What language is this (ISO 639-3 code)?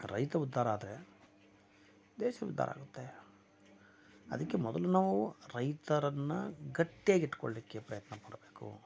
kan